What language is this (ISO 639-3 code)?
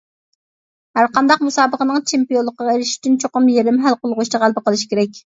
uig